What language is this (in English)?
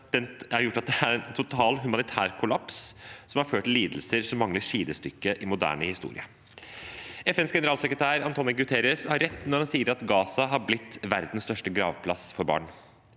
Norwegian